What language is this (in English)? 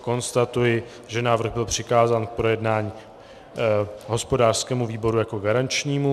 Czech